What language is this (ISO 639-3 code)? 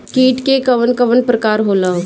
bho